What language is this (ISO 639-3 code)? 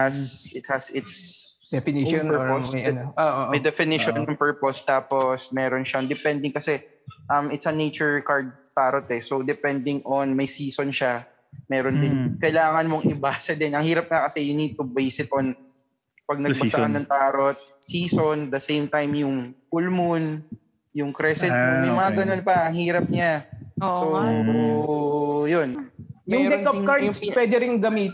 fil